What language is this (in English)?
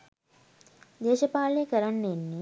Sinhala